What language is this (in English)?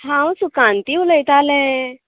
Konkani